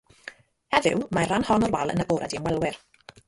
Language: Welsh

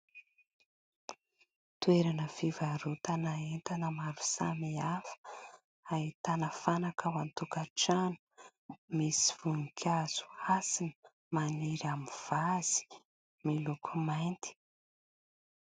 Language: Malagasy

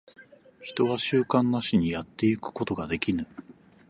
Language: Japanese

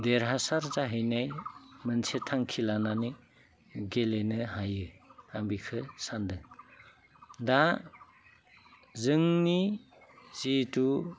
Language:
Bodo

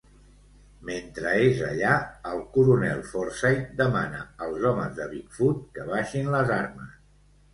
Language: Catalan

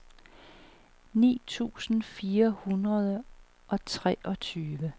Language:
Danish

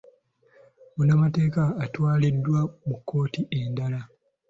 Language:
Ganda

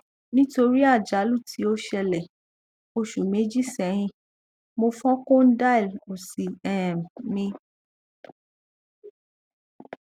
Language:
Yoruba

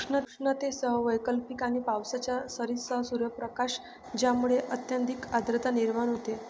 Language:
Marathi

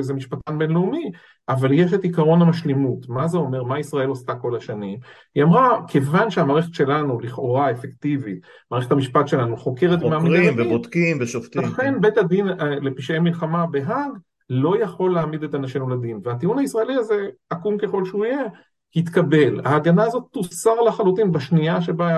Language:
Hebrew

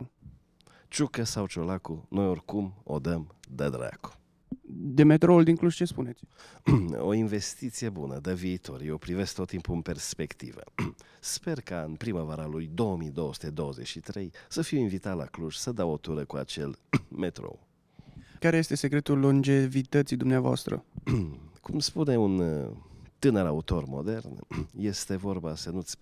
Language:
Romanian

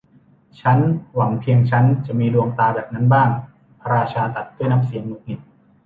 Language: Thai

